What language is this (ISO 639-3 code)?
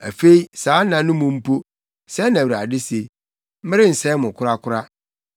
aka